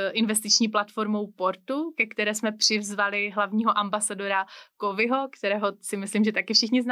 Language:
Czech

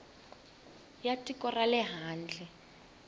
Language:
Tsonga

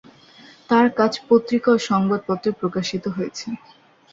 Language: Bangla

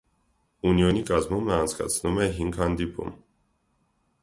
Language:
Armenian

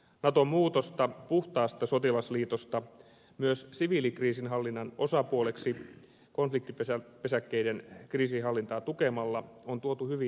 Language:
Finnish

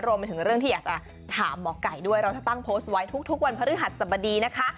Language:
Thai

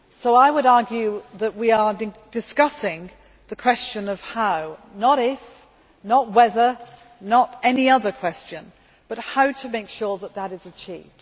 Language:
English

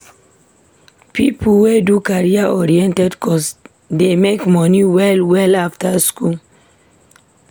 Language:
Nigerian Pidgin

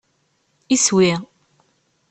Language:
Kabyle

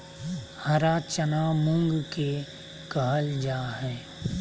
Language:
Magahi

